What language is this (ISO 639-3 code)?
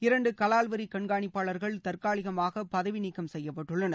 tam